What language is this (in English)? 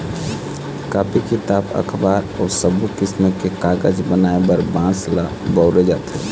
Chhattisgarhi